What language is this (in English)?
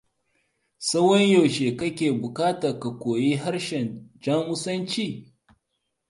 Hausa